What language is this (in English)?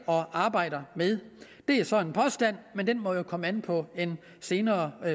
Danish